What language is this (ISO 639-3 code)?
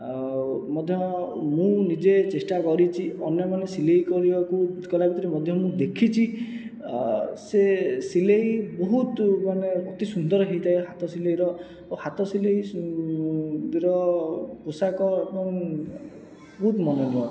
ori